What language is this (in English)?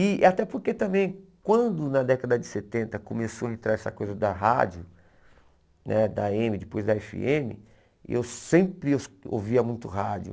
Portuguese